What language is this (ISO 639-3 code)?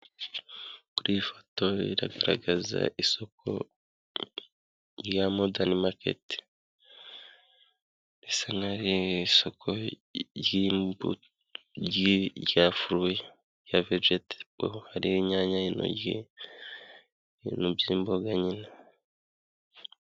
kin